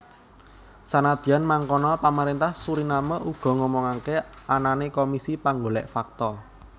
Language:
Javanese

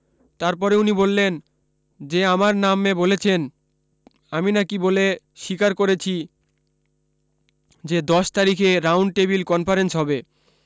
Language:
Bangla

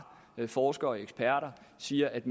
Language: Danish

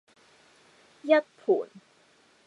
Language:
Cantonese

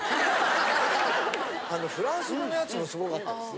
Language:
Japanese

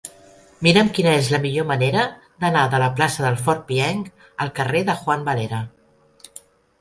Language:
Catalan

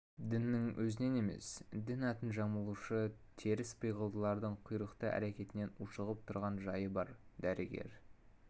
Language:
Kazakh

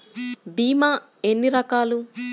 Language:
Telugu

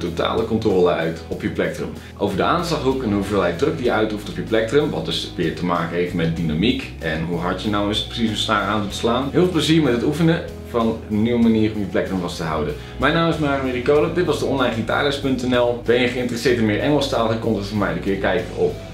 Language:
Dutch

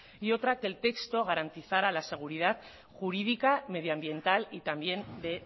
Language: Spanish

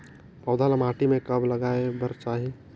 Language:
Chhattisgarhi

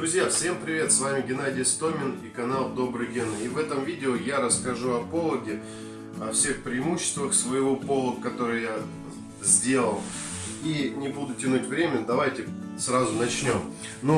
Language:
Russian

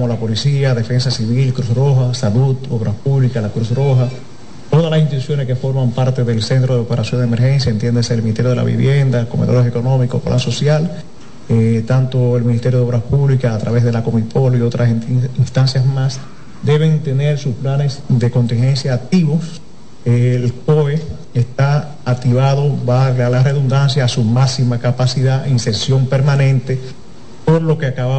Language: Spanish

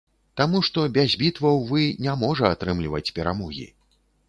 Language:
Belarusian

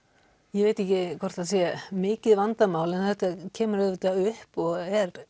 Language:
Icelandic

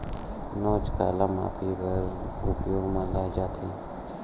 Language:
Chhattisgarhi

